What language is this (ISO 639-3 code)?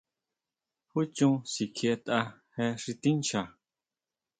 mau